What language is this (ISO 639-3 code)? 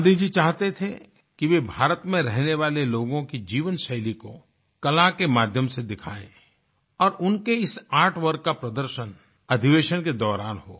hin